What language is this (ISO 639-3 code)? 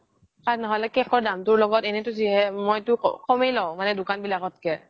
asm